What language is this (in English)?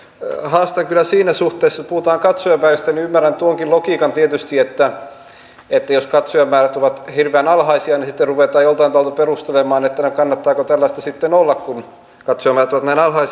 Finnish